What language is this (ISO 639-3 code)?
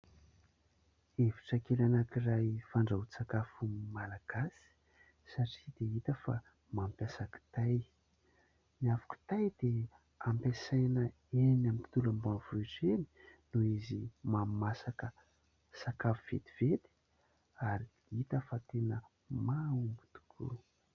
mlg